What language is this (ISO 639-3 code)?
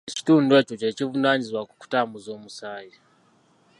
lug